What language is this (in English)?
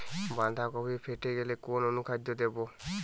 Bangla